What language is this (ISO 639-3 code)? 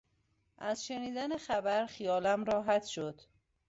fas